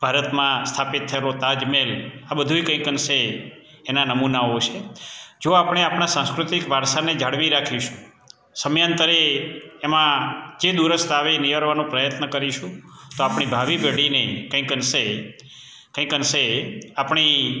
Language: Gujarati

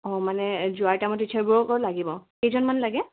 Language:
Assamese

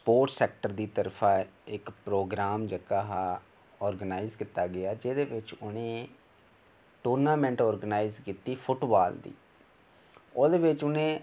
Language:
Dogri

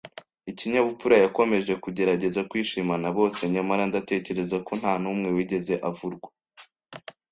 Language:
Kinyarwanda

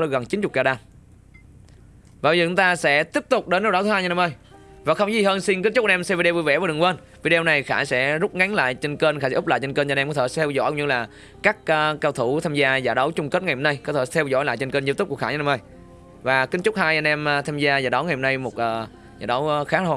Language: Vietnamese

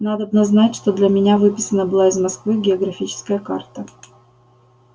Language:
Russian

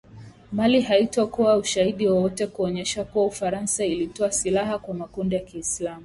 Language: Swahili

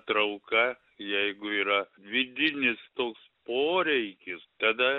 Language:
Lithuanian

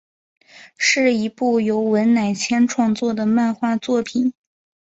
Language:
Chinese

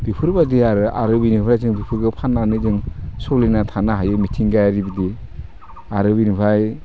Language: Bodo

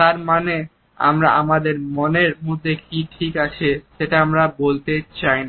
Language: Bangla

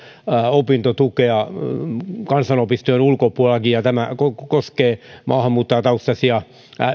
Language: Finnish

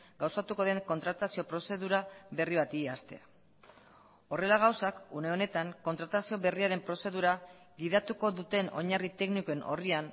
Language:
Basque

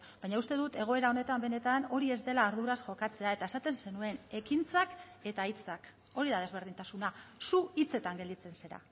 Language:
Basque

